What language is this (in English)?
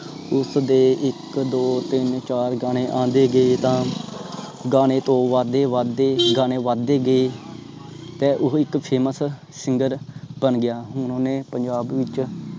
Punjabi